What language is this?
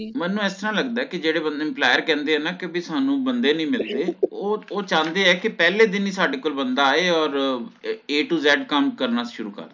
Punjabi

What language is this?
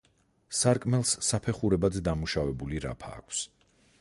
Georgian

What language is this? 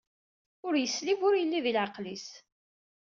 Kabyle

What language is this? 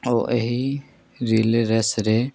Odia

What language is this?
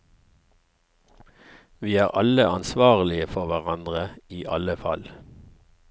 Norwegian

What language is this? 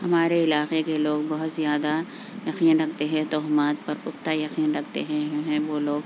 Urdu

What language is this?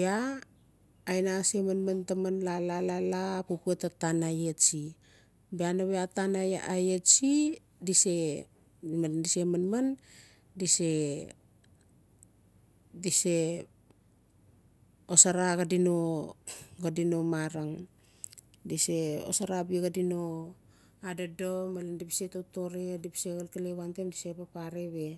Notsi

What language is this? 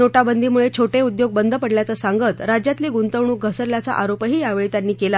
Marathi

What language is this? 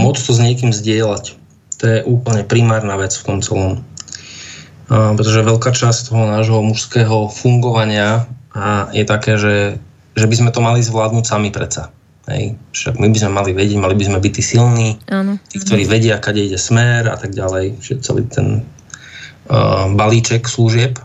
Slovak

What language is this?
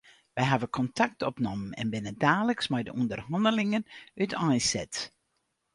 Western Frisian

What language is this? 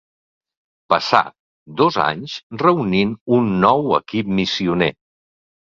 Catalan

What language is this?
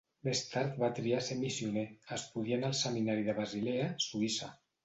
Catalan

